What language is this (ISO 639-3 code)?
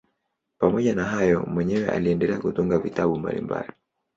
swa